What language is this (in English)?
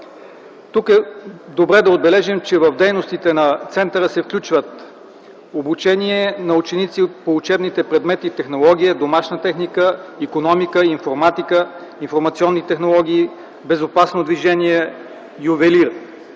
Bulgarian